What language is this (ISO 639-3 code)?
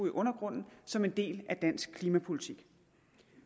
dan